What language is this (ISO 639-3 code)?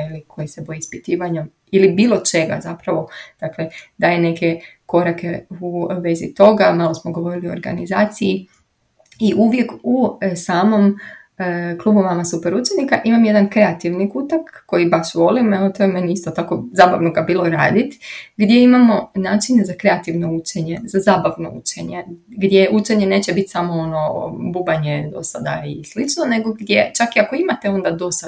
hrv